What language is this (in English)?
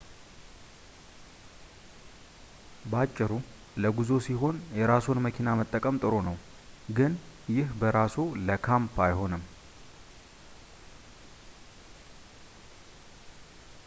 Amharic